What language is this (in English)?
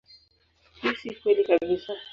Swahili